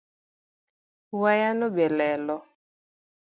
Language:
Luo (Kenya and Tanzania)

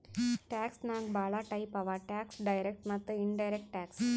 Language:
Kannada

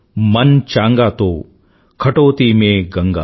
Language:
Telugu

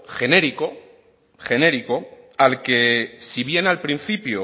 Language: Spanish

